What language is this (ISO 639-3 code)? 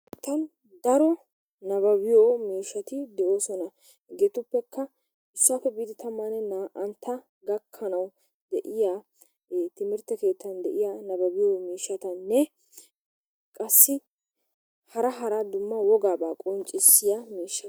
wal